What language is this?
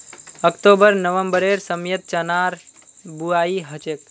Magahi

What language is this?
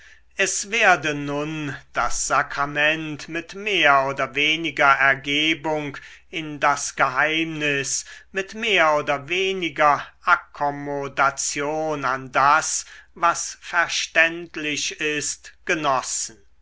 German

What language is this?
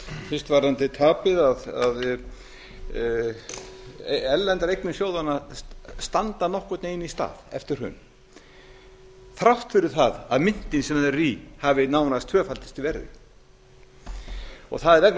Icelandic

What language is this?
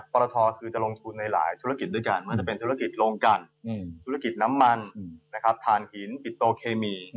Thai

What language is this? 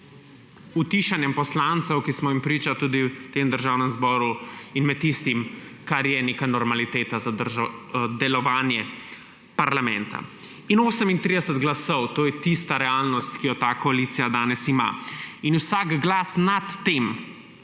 Slovenian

